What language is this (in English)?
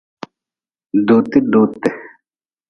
Nawdm